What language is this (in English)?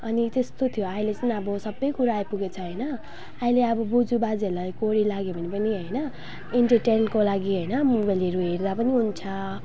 Nepali